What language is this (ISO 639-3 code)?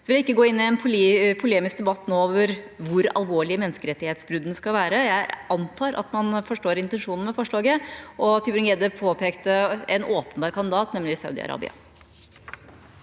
nor